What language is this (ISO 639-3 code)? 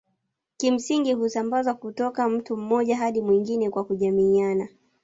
swa